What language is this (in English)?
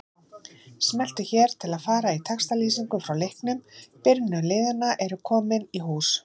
Icelandic